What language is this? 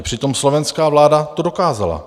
Czech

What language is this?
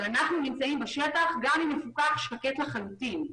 Hebrew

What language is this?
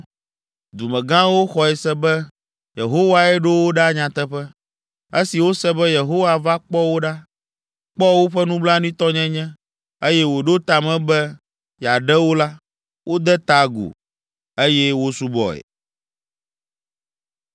Ewe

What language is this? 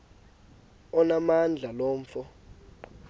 Xhosa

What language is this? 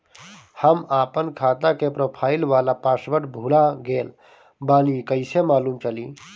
Bhojpuri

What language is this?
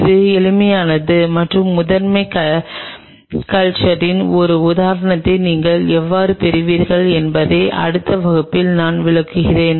Tamil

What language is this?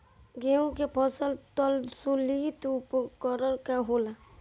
Bhojpuri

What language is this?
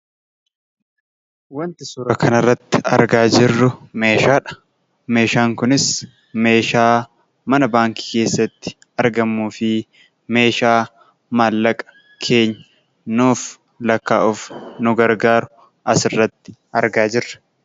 Oromo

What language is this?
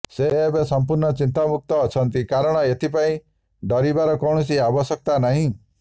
Odia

